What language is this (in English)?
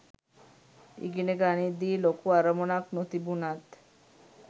Sinhala